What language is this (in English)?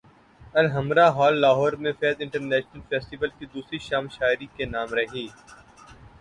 Urdu